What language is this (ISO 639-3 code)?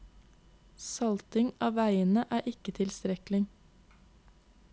nor